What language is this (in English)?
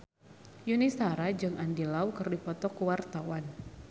Sundanese